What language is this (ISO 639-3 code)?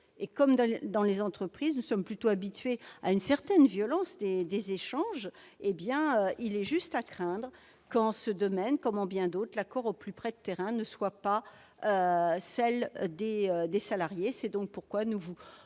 fra